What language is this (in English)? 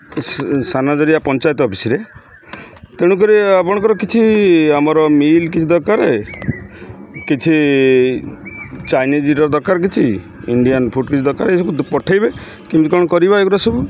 Odia